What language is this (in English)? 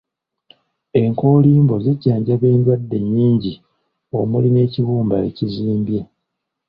Ganda